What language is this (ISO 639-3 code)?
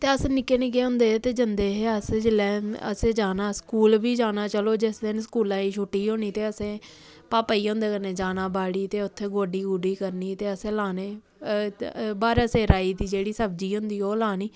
doi